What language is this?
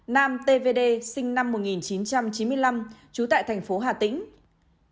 Vietnamese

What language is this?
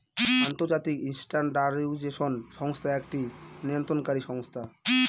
Bangla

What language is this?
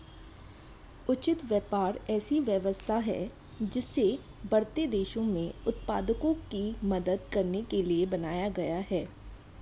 Hindi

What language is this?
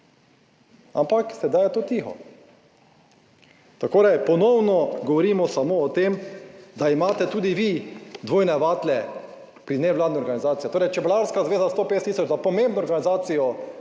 Slovenian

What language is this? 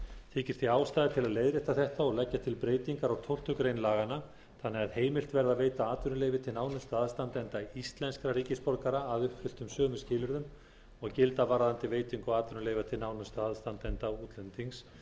Icelandic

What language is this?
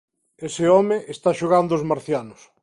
Galician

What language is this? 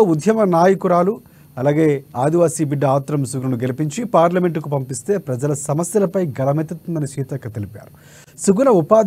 Telugu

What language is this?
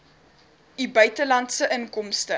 Afrikaans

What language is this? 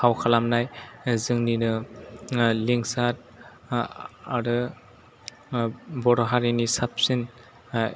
Bodo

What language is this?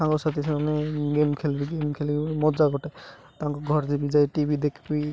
Odia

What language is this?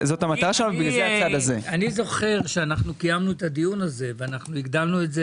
Hebrew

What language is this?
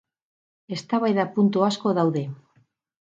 Basque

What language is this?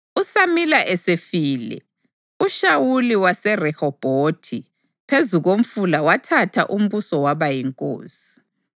North Ndebele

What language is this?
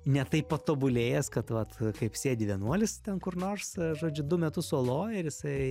Lithuanian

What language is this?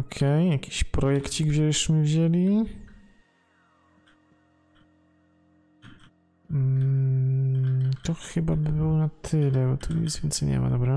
Polish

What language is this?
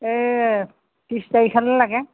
Assamese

